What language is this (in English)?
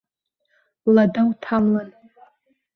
Abkhazian